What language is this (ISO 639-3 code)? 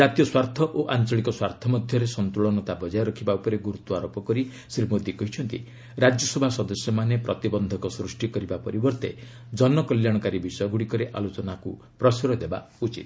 ori